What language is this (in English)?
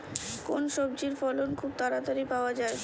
Bangla